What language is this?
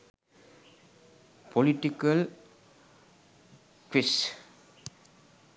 Sinhala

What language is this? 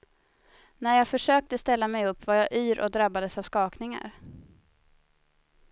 Swedish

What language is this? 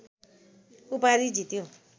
Nepali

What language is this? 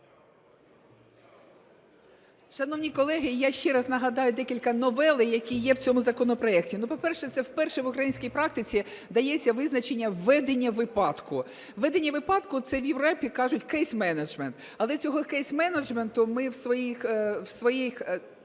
Ukrainian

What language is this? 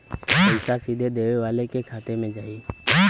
Bhojpuri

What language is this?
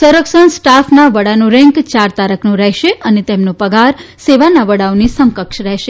Gujarati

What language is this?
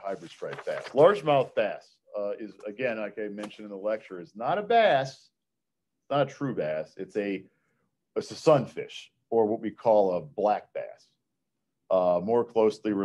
English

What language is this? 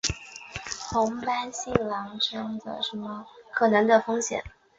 Chinese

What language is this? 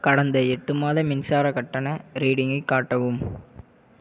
Tamil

